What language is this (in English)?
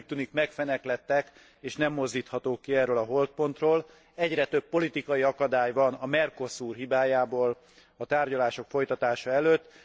Hungarian